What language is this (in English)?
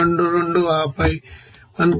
Telugu